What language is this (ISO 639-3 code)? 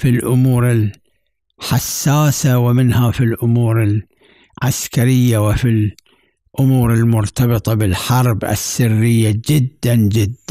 ara